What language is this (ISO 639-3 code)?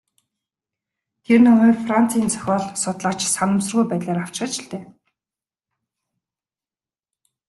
mon